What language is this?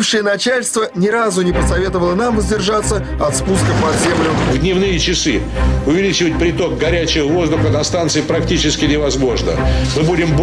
Russian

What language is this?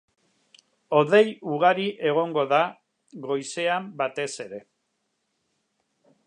Basque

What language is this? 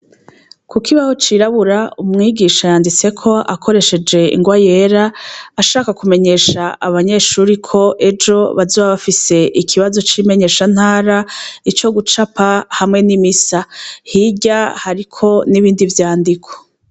Rundi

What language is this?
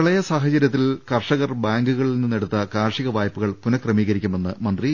Malayalam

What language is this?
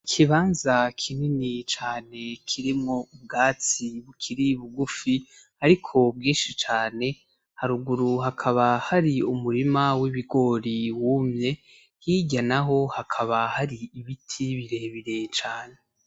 Rundi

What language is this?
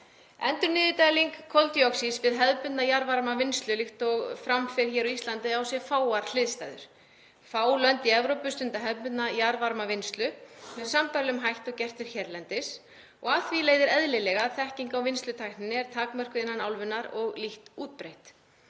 Icelandic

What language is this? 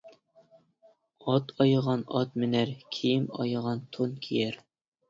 Uyghur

